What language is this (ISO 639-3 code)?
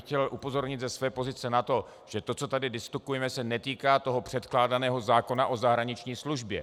ces